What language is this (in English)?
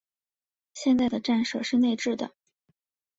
Chinese